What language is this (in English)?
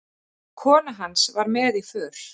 Icelandic